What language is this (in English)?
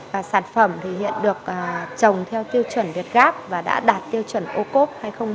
Vietnamese